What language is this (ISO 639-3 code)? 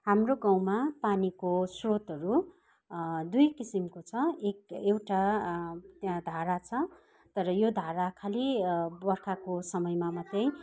nep